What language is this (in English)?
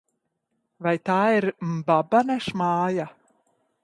Latvian